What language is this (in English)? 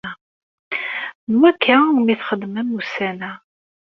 Kabyle